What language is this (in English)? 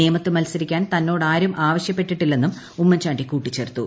Malayalam